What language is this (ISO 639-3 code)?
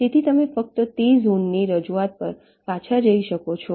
guj